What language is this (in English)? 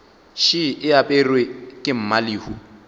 Northern Sotho